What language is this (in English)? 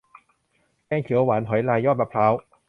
Thai